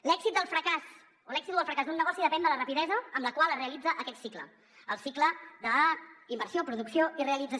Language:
Catalan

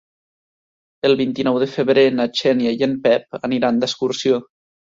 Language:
Catalan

